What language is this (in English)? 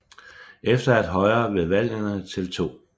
Danish